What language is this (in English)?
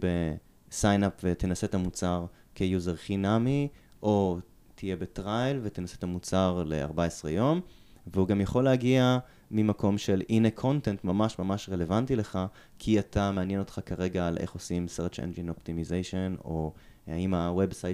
Hebrew